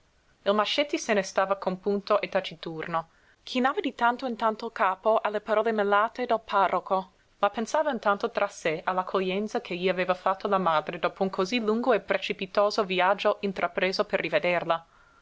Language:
Italian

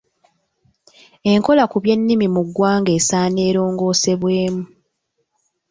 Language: Ganda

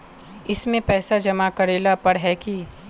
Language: Magahi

